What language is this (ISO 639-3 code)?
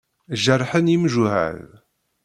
kab